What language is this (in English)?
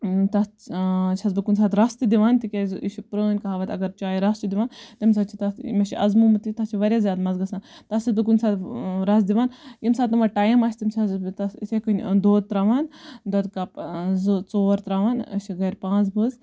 Kashmiri